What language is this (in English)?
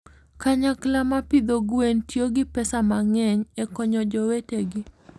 Luo (Kenya and Tanzania)